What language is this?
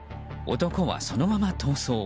Japanese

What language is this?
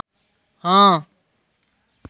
Dogri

